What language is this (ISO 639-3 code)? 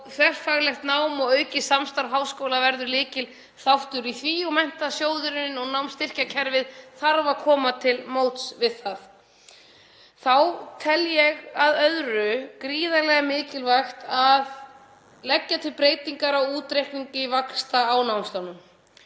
isl